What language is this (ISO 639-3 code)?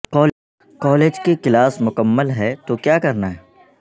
urd